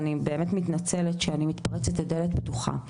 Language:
Hebrew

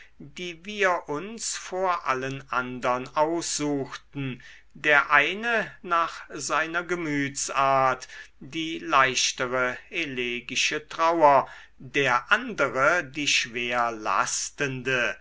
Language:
German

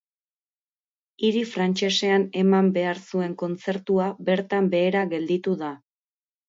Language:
Basque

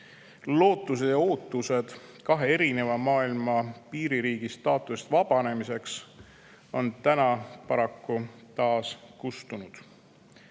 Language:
Estonian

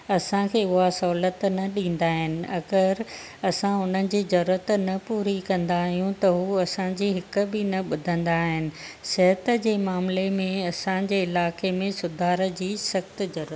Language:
Sindhi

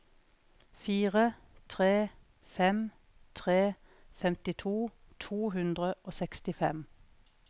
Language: Norwegian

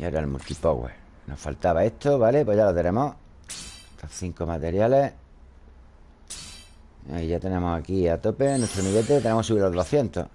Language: Spanish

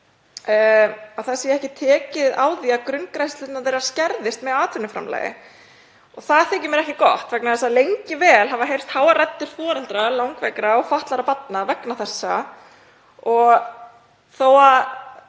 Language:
Icelandic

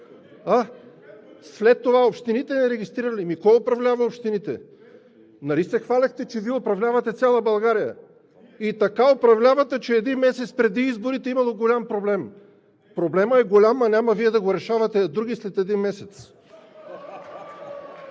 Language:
Bulgarian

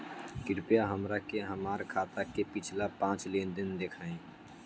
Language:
Bhojpuri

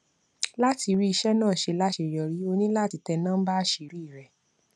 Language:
Yoruba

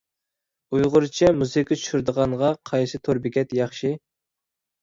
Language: Uyghur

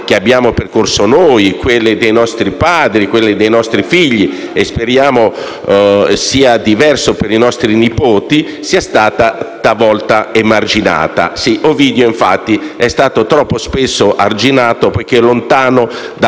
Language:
Italian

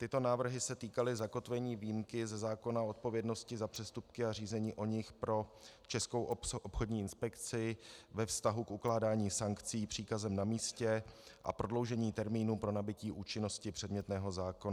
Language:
Czech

